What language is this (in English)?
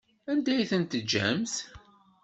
Kabyle